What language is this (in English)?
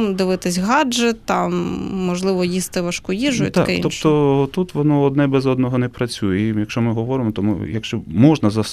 Ukrainian